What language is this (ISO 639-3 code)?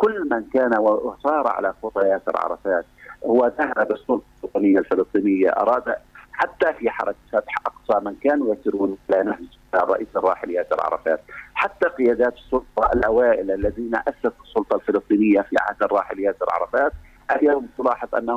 ara